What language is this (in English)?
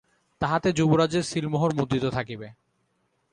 Bangla